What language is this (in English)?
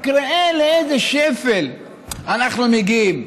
Hebrew